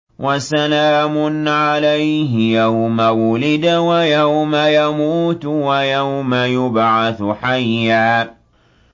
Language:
Arabic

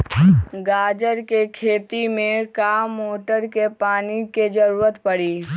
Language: Magahi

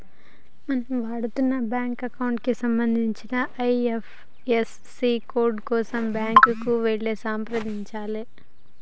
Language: Telugu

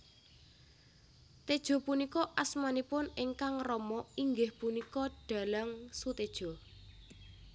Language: Javanese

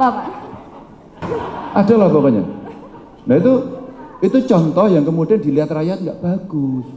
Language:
Indonesian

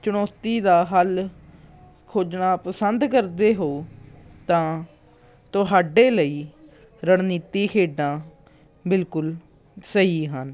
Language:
Punjabi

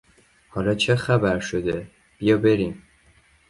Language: Persian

